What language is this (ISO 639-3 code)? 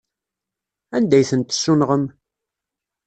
kab